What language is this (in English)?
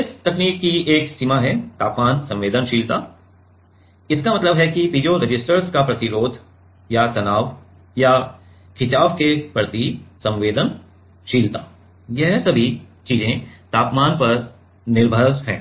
Hindi